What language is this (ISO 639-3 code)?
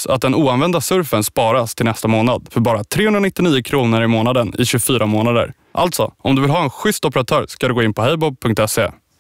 swe